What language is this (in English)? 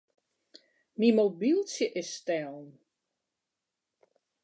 Western Frisian